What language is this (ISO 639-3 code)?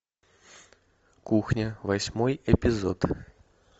rus